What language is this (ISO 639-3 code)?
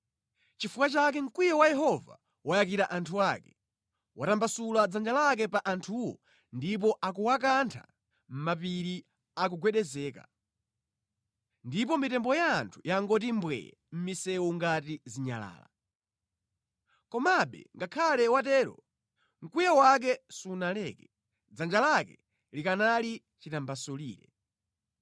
nya